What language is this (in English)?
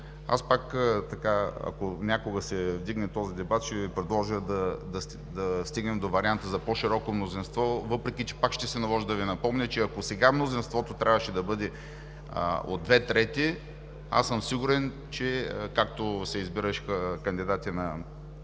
Bulgarian